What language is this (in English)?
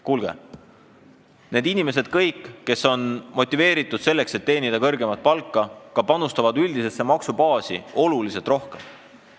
Estonian